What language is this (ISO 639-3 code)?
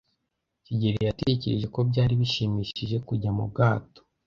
kin